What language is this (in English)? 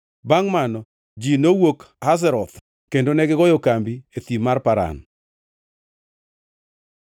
Luo (Kenya and Tanzania)